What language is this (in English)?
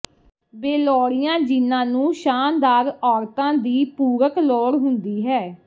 Punjabi